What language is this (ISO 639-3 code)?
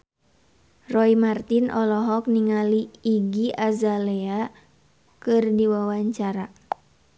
sun